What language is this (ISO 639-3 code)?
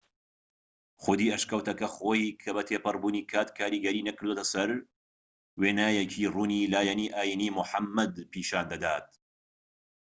ckb